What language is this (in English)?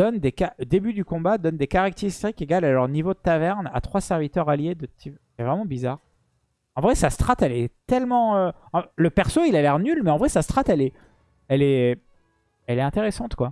French